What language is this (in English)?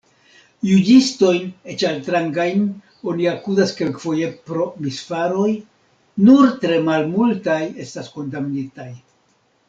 Esperanto